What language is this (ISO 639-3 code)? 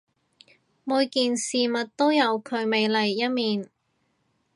yue